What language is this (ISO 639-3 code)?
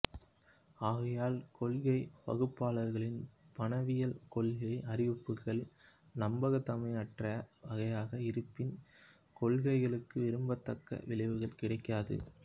tam